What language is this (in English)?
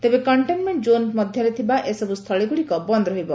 Odia